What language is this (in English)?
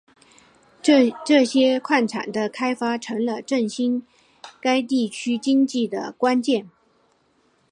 Chinese